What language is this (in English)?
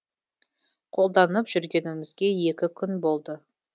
Kazakh